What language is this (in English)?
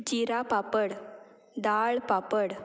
Konkani